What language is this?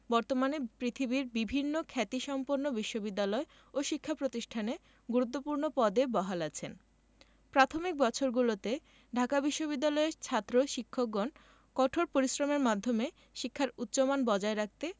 Bangla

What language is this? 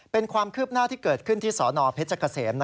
Thai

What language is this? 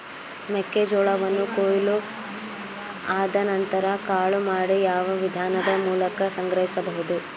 Kannada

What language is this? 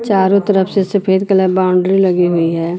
Hindi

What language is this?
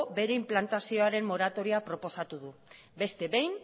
Basque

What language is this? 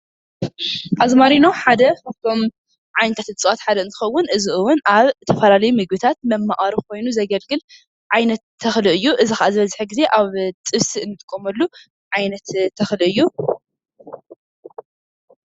Tigrinya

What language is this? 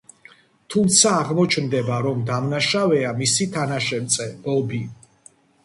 Georgian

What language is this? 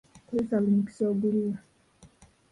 Ganda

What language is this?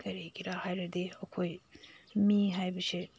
Manipuri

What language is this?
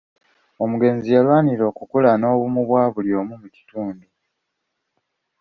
Ganda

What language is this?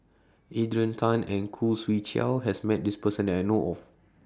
English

